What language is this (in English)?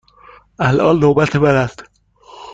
Persian